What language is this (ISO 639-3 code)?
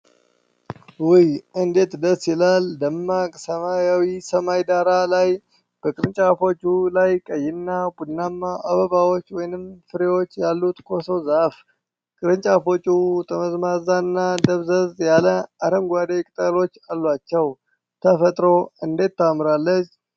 amh